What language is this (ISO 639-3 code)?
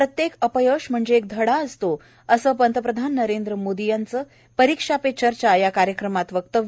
mar